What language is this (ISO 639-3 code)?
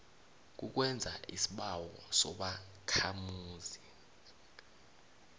nbl